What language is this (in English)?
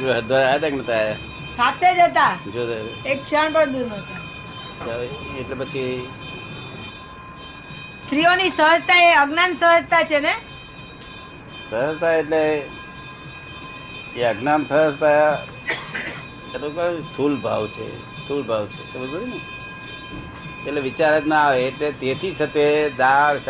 Gujarati